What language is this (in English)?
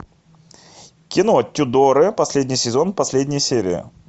Russian